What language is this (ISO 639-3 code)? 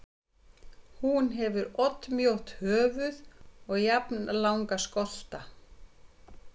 isl